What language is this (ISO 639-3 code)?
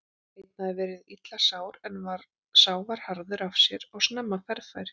isl